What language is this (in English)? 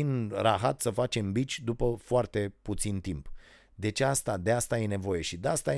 Romanian